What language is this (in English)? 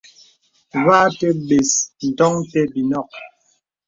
Bebele